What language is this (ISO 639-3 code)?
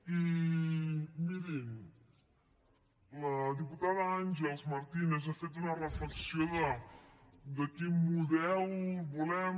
cat